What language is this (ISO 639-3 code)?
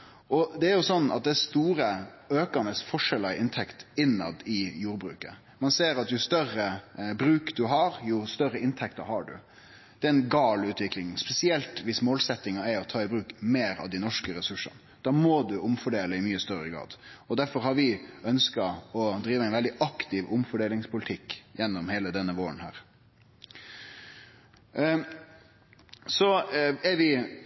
nno